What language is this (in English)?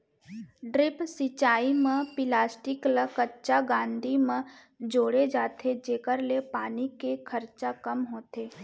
Chhattisgarhi